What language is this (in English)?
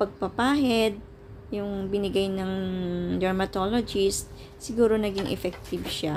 Filipino